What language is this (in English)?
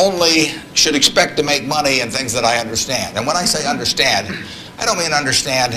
Spanish